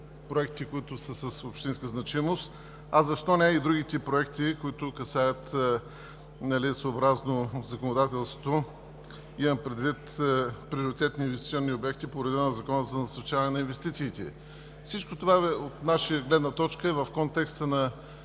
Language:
Bulgarian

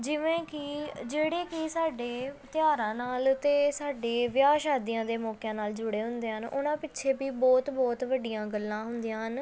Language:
Punjabi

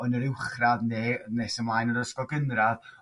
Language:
Welsh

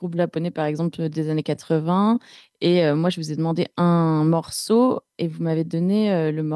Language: French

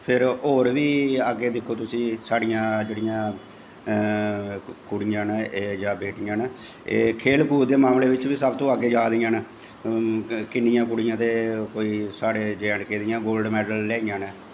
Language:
Dogri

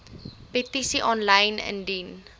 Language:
Afrikaans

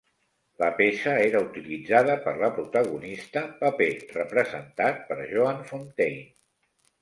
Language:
Catalan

